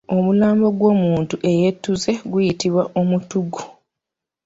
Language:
Ganda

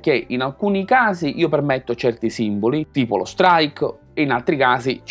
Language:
Italian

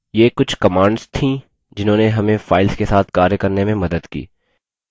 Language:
Hindi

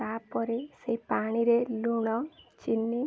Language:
Odia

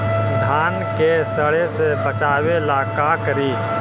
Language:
Magahi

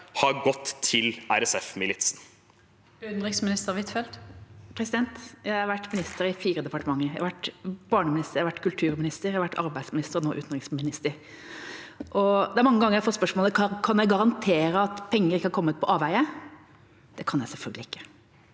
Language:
Norwegian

